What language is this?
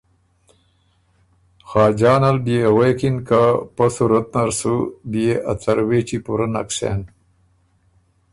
Ormuri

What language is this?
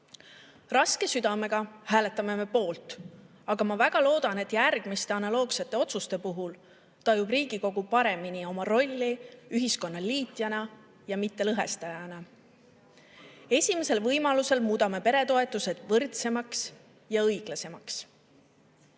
Estonian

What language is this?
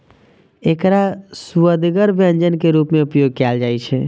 Maithili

